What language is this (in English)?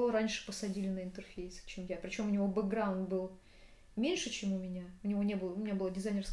Russian